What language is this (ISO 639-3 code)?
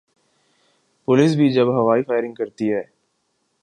urd